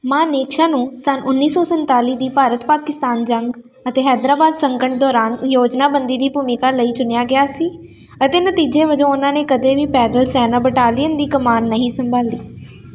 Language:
Punjabi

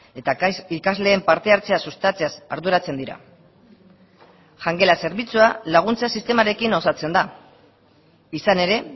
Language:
Basque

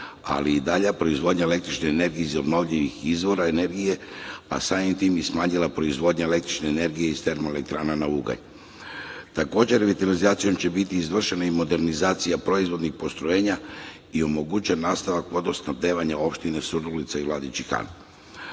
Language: Serbian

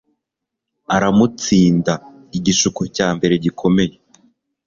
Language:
Kinyarwanda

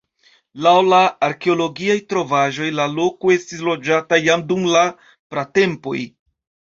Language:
Esperanto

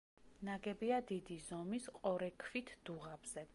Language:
Georgian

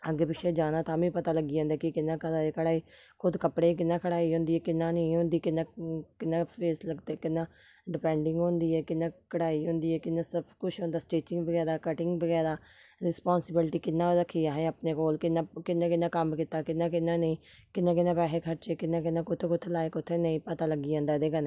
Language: Dogri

